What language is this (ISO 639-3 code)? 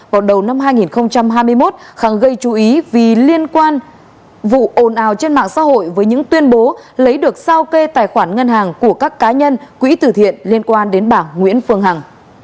vie